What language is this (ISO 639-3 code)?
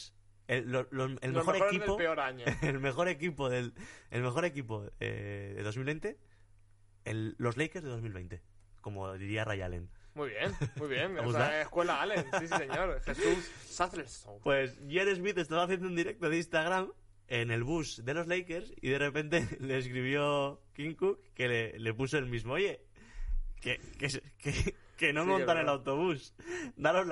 spa